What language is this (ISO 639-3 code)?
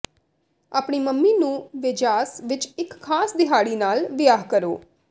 pan